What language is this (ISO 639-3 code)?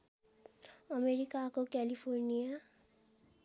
nep